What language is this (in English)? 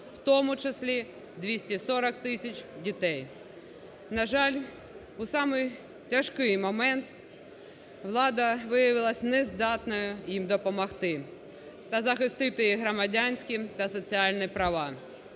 Ukrainian